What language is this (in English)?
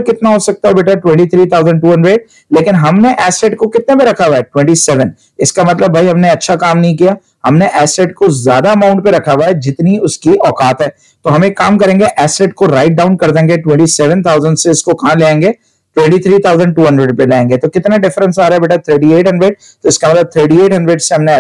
Hindi